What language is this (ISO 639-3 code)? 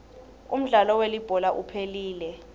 ssw